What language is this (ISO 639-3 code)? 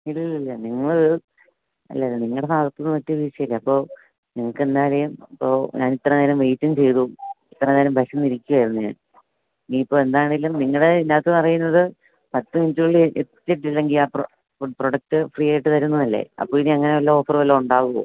mal